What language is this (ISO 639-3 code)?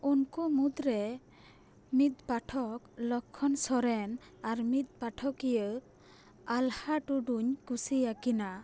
sat